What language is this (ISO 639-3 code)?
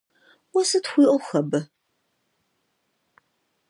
kbd